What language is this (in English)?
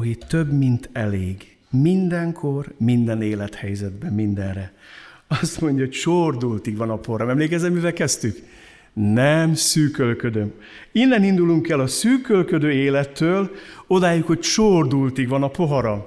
Hungarian